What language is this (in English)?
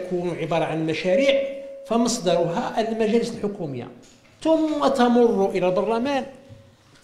Arabic